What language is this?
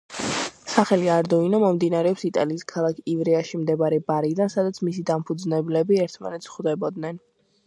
Georgian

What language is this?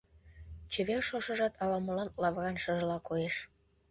Mari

